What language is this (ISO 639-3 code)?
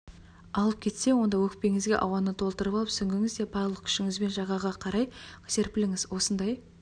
kaz